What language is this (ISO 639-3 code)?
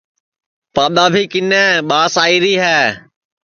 ssi